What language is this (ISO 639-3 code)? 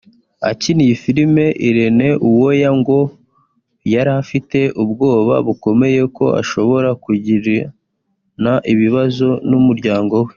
kin